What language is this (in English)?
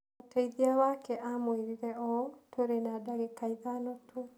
Kikuyu